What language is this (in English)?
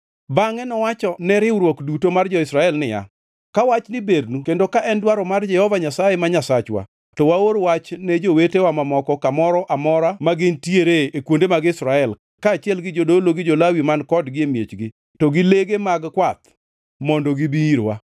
Luo (Kenya and Tanzania)